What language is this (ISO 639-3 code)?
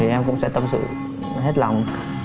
vie